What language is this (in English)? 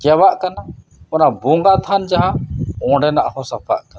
Santali